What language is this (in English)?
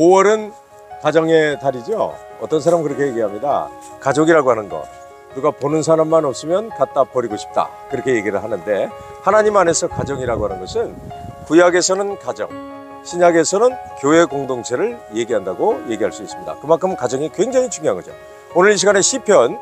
Korean